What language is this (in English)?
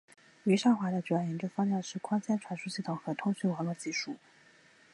Chinese